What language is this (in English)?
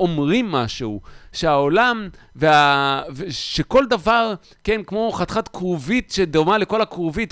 Hebrew